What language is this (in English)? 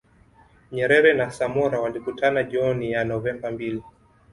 Swahili